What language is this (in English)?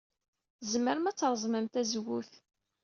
Kabyle